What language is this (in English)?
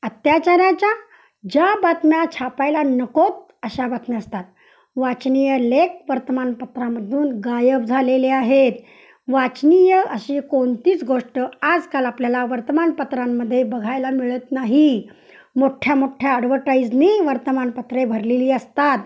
Marathi